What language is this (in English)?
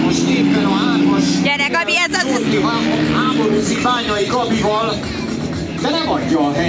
Hungarian